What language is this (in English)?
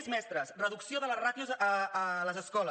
Catalan